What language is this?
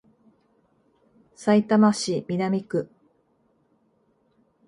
Japanese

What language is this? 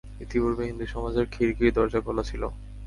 Bangla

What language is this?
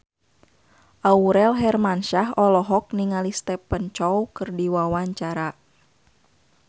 Sundanese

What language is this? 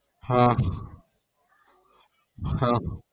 Gujarati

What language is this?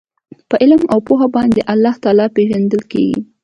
Pashto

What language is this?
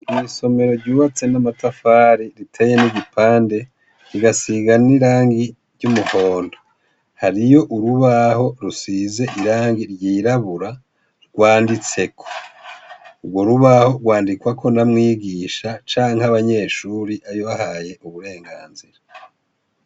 Rundi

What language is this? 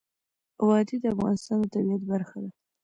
Pashto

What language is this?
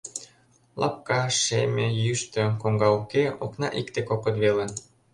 Mari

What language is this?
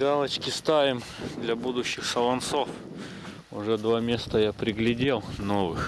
Russian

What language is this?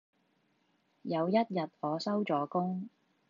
Cantonese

